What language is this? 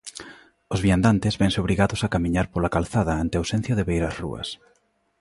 Galician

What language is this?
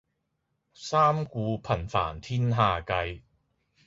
Cantonese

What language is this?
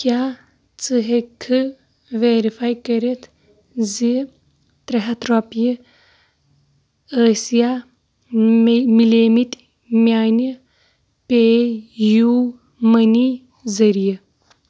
Kashmiri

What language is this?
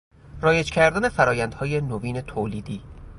Persian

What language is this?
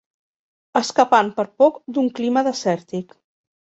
Catalan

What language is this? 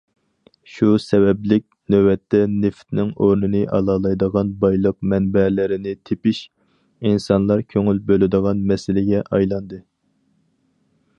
Uyghur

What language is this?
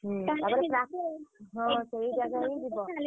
Odia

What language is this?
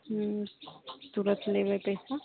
Maithili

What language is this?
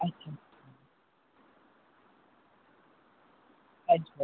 Dogri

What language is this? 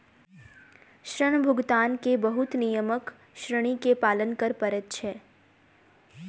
Maithili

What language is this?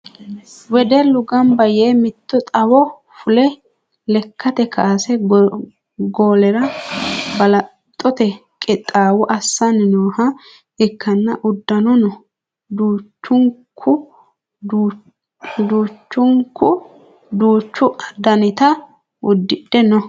Sidamo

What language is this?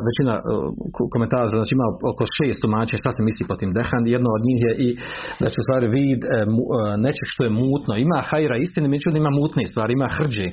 Croatian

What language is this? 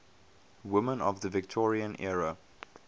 English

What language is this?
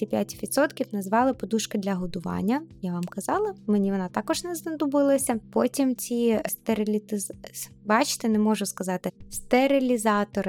Ukrainian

